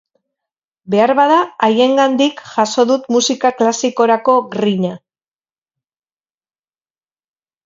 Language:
Basque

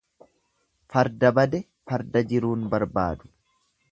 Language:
Oromo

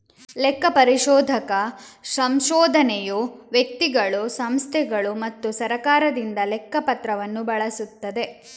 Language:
Kannada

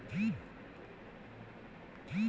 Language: Hindi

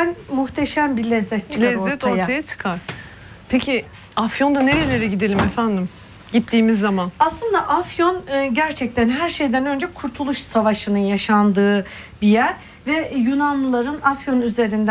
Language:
Turkish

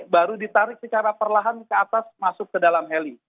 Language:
Indonesian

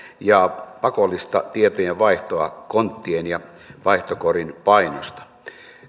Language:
Finnish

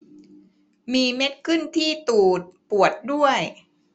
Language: Thai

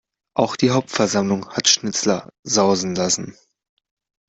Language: German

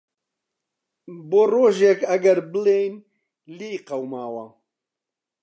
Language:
Central Kurdish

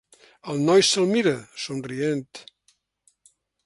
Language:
Catalan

